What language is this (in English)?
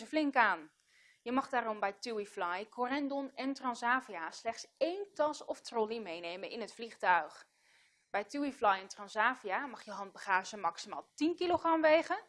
Dutch